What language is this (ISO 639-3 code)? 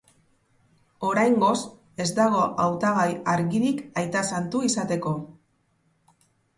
eus